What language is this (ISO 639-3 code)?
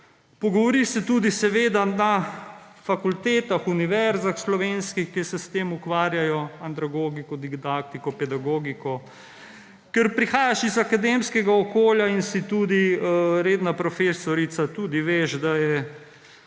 slv